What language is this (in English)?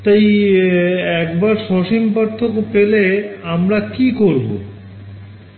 Bangla